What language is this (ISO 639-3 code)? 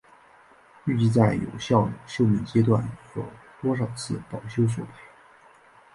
zho